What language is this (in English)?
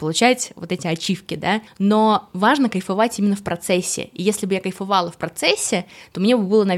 Russian